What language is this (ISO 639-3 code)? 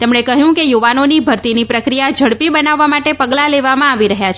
guj